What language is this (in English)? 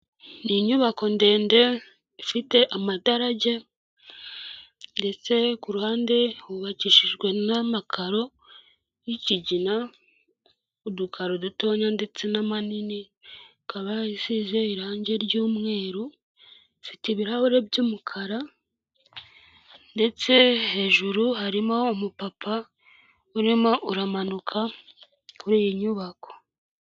Kinyarwanda